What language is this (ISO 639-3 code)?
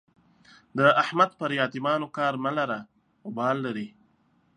pus